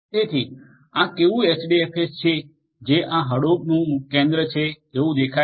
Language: Gujarati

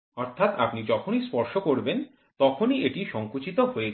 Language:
Bangla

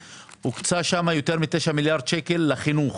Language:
Hebrew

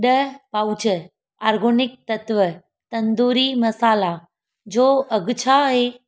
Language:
Sindhi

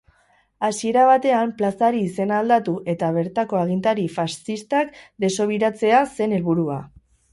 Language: Basque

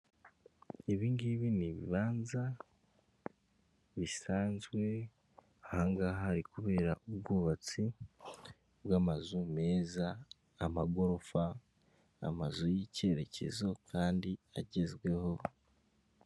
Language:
Kinyarwanda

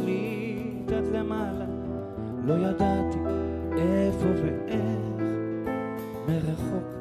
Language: Hebrew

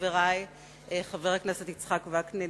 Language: Hebrew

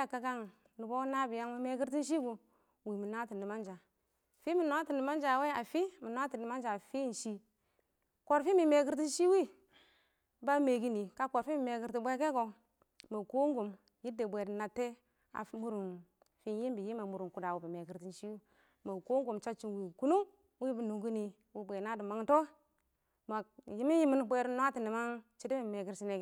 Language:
Awak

